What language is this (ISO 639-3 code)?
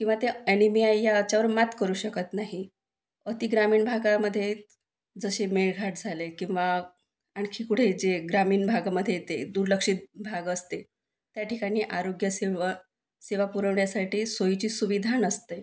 mar